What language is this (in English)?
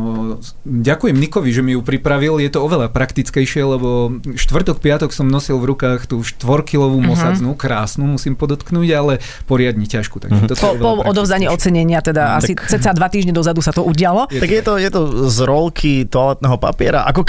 Slovak